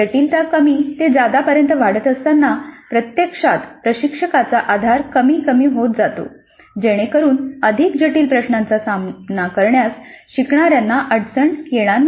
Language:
Marathi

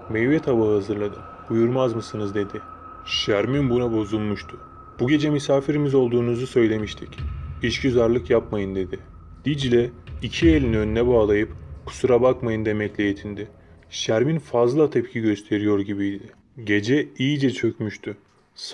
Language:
Turkish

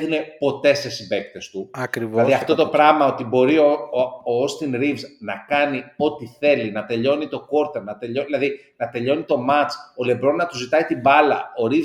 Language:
Greek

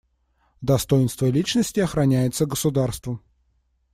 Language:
Russian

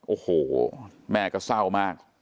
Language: Thai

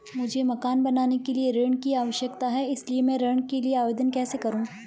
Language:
Hindi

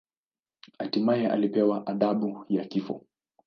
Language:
Swahili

